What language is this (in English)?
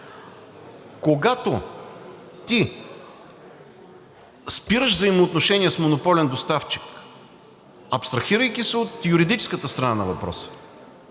Bulgarian